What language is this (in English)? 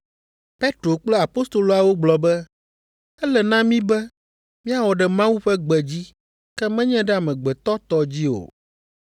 Ewe